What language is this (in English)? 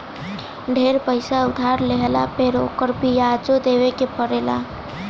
Bhojpuri